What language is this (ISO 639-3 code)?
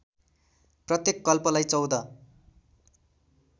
nep